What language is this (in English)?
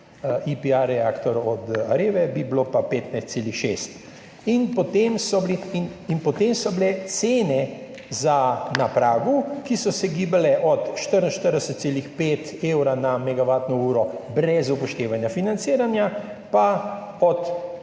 Slovenian